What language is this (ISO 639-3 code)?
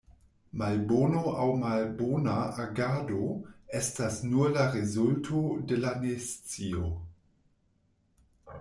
epo